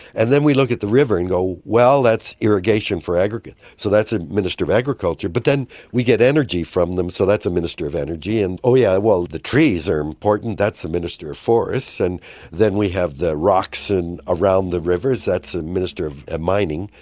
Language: English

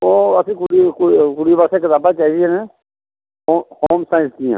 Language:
Dogri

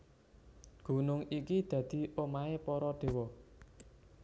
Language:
Javanese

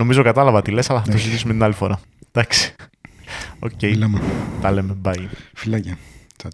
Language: Greek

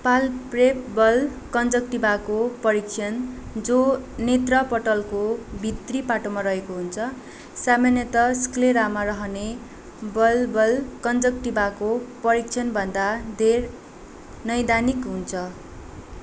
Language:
Nepali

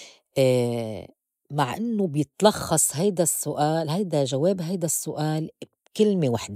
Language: North Levantine Arabic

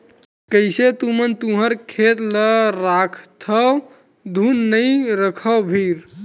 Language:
Chhattisgarhi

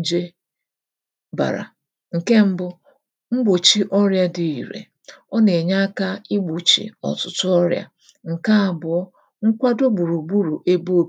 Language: Igbo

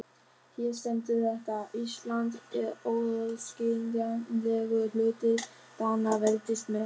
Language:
Icelandic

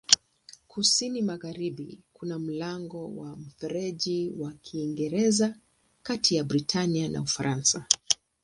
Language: Swahili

